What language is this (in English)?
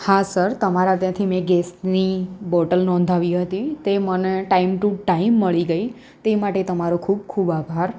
Gujarati